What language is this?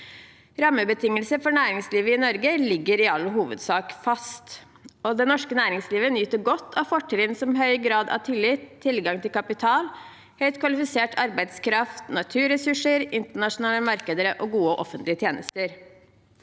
Norwegian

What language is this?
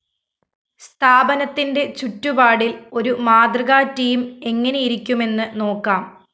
Malayalam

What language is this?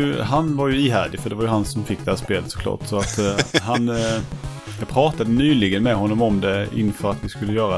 Swedish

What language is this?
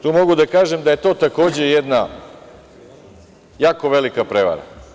Serbian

